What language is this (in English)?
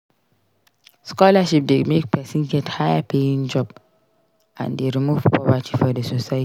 Nigerian Pidgin